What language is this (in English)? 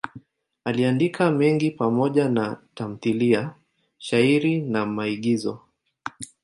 Swahili